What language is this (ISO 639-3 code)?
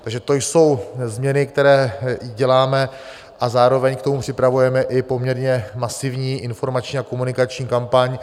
ces